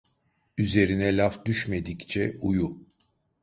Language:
Turkish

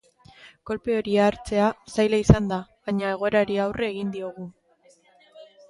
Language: Basque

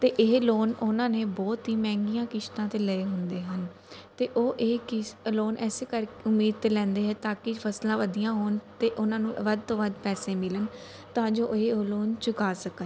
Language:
Punjabi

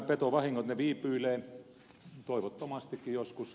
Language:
Finnish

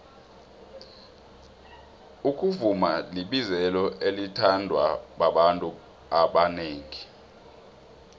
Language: South Ndebele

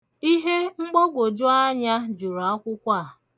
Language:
Igbo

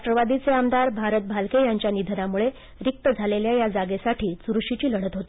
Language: Marathi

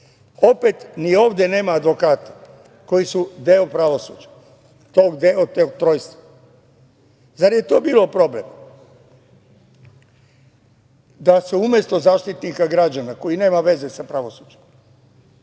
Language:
Serbian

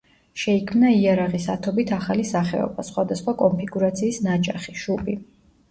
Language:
Georgian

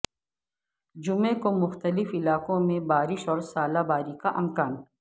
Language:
Urdu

